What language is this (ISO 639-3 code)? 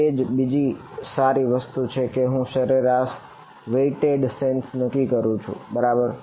guj